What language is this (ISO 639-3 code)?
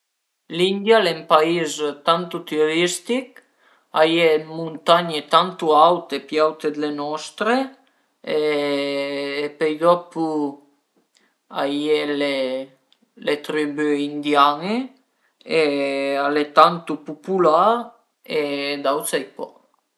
pms